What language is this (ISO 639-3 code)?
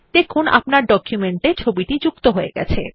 ben